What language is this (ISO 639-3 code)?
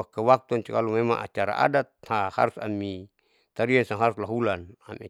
sau